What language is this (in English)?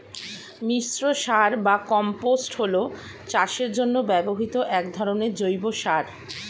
Bangla